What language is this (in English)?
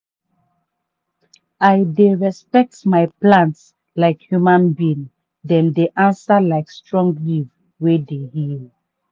Nigerian Pidgin